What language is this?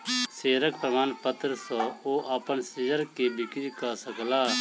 Maithili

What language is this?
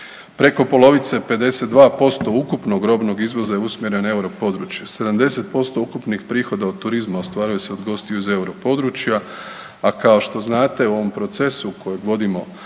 Croatian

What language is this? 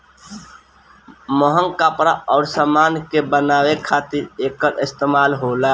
Bhojpuri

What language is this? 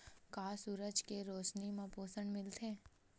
Chhattisgarhi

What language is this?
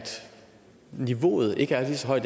Danish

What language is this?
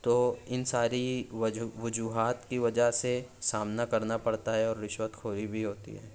Urdu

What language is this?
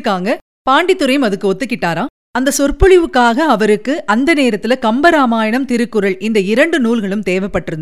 Tamil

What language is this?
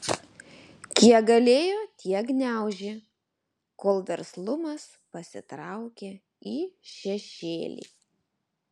Lithuanian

